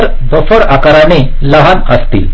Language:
Marathi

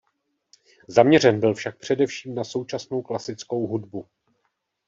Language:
Czech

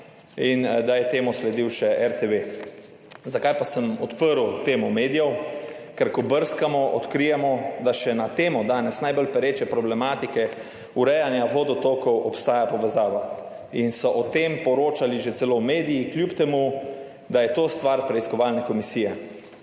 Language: Slovenian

